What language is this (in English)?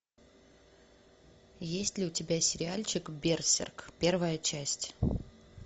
Russian